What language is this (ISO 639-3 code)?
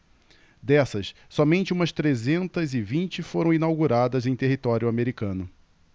por